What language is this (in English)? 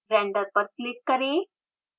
Hindi